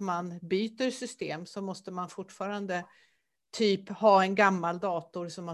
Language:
Swedish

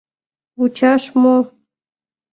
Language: Mari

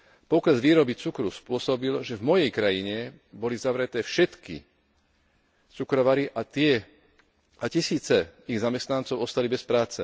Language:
Slovak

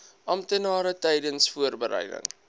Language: Afrikaans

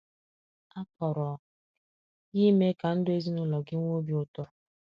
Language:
Igbo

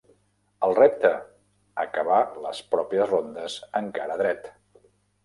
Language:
Catalan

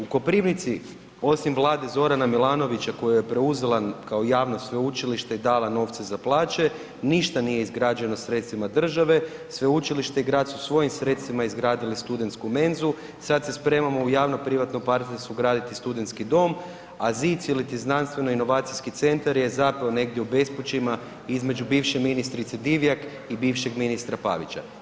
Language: Croatian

